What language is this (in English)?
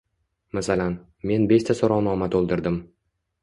Uzbek